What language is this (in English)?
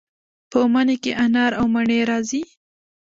Pashto